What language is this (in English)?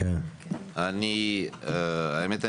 Hebrew